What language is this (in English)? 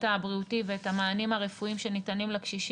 Hebrew